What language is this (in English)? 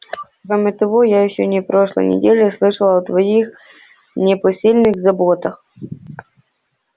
Russian